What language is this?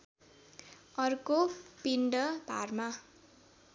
Nepali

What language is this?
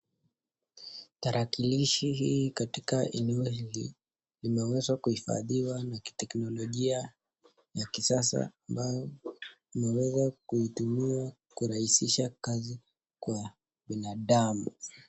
Swahili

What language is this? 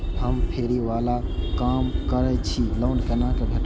Maithili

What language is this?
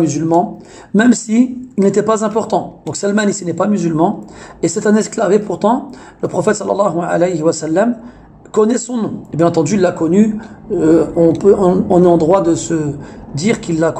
French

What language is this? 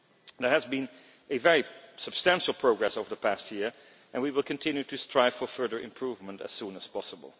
English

